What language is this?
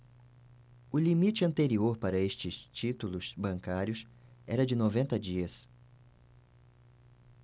Portuguese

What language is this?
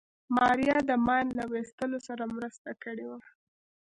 Pashto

